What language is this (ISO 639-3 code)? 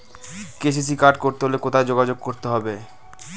ben